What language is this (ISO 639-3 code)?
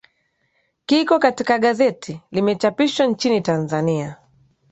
swa